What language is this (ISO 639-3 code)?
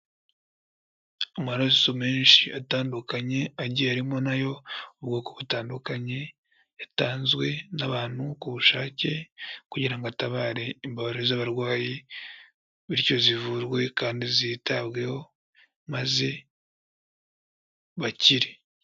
kin